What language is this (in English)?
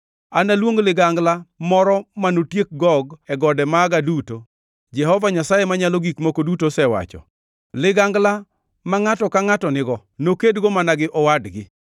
Luo (Kenya and Tanzania)